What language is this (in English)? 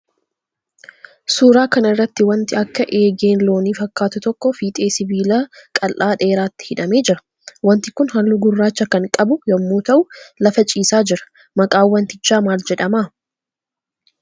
Oromo